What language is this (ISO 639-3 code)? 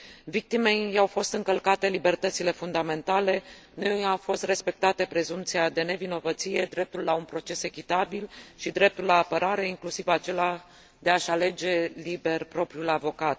ron